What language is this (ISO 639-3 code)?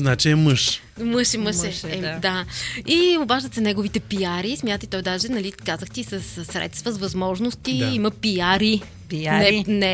bul